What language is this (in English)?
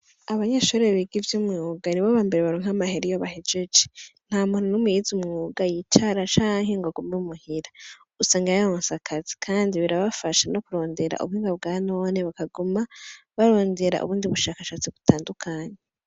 Rundi